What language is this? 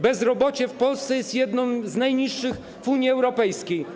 Polish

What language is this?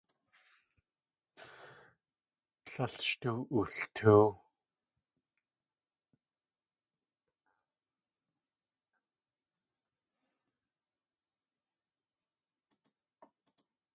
Tlingit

